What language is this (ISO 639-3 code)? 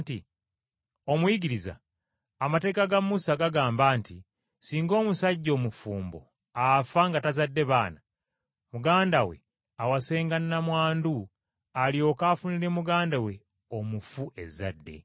lug